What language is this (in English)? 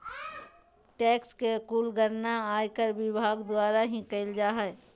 Magahi